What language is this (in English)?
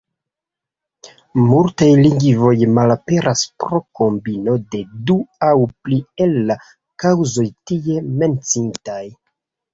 Esperanto